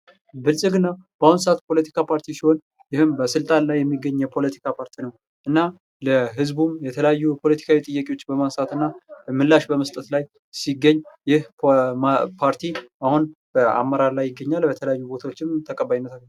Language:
Amharic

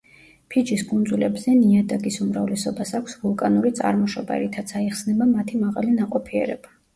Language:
Georgian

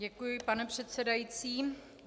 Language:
Czech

